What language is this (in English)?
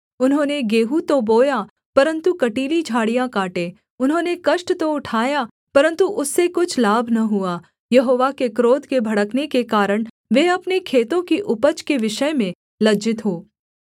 Hindi